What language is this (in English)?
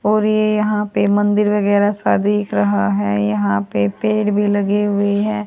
Hindi